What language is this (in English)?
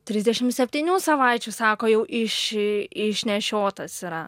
Lithuanian